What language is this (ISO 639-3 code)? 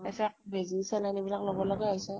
asm